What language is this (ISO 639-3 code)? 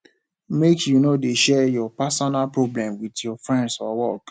pcm